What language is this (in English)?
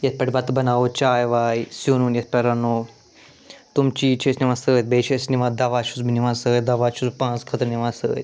Kashmiri